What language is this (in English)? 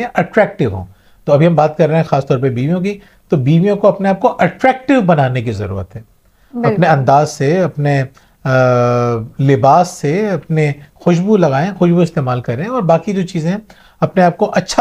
Hindi